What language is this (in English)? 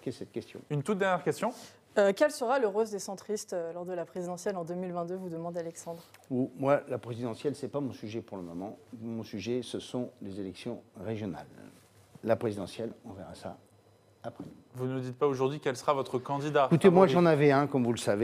French